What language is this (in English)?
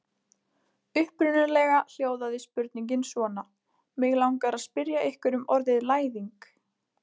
Icelandic